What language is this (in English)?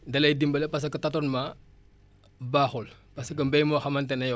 Wolof